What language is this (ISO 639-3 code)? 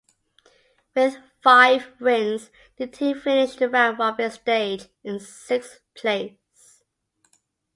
eng